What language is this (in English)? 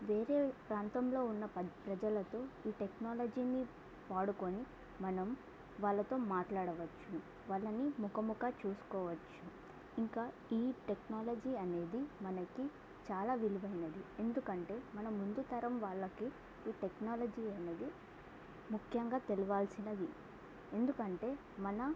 Telugu